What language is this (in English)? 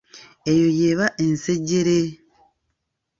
Ganda